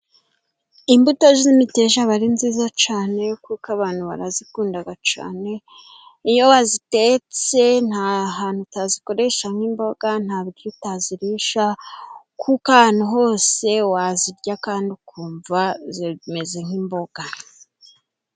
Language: Kinyarwanda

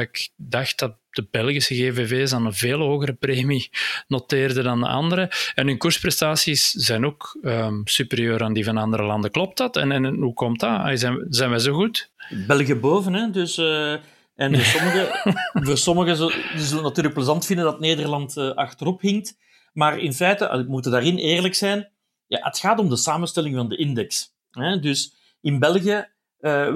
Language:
Dutch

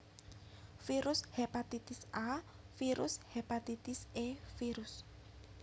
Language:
Javanese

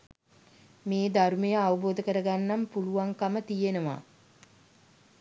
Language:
Sinhala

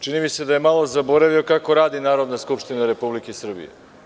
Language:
Serbian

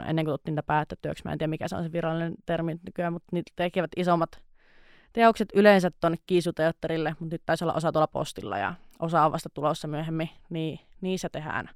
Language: Finnish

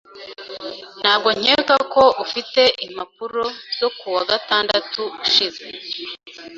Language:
Kinyarwanda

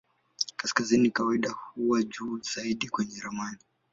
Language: Swahili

